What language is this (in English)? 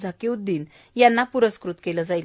Marathi